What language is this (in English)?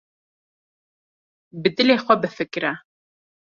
Kurdish